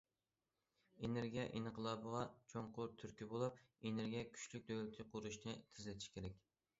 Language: Uyghur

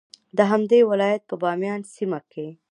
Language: Pashto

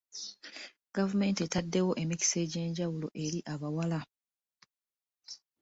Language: Ganda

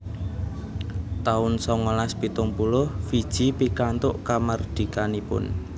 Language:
Javanese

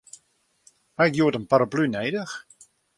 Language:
Western Frisian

